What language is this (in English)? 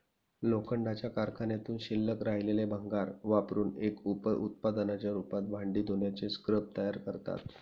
Marathi